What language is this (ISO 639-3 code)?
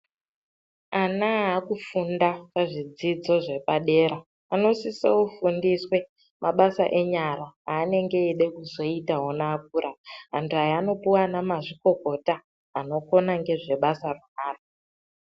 ndc